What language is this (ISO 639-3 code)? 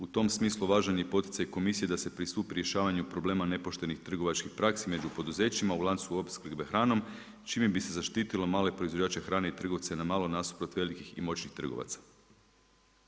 hrv